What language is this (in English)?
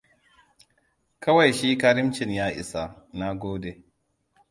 Hausa